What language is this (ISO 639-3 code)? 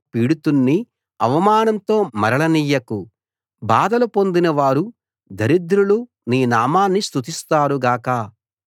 tel